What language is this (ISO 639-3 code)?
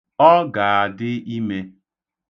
ibo